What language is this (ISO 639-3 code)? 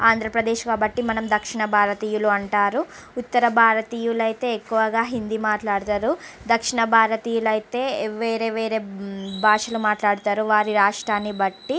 tel